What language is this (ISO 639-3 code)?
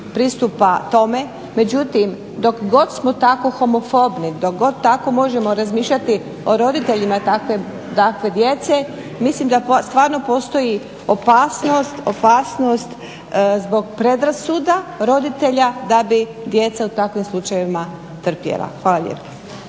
hrv